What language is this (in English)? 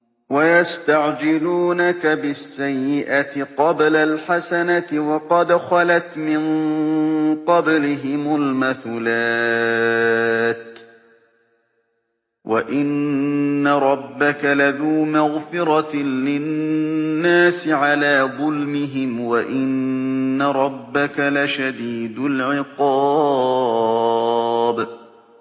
Arabic